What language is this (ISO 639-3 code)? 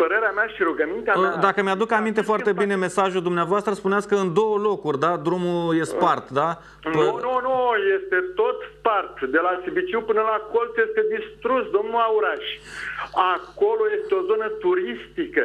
ron